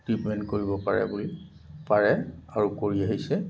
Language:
Assamese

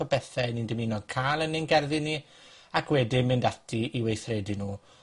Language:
Welsh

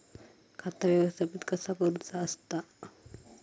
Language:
Marathi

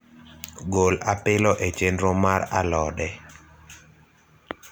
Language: Luo (Kenya and Tanzania)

